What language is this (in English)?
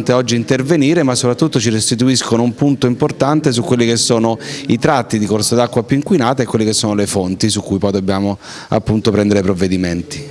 Italian